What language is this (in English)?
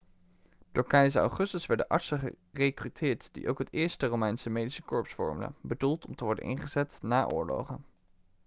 Dutch